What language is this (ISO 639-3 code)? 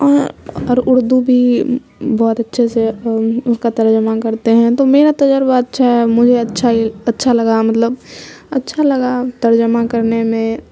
urd